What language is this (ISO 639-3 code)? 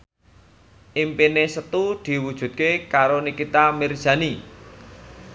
jav